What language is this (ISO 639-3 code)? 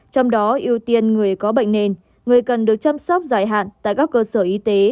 vie